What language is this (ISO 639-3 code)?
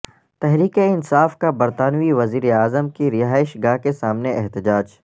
urd